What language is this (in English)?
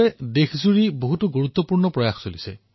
Assamese